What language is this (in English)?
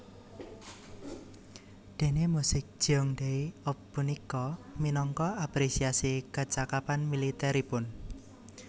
Javanese